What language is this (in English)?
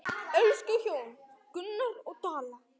Icelandic